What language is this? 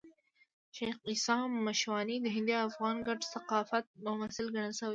Pashto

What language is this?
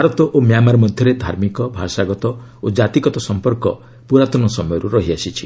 Odia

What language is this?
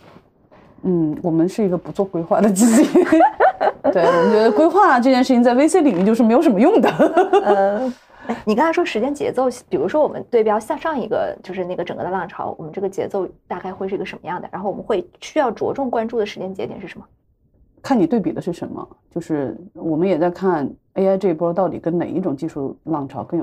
Chinese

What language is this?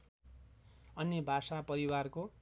Nepali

